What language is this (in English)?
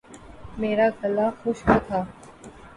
Urdu